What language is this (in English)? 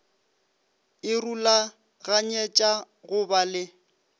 Northern Sotho